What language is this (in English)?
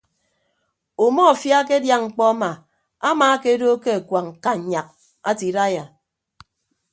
Ibibio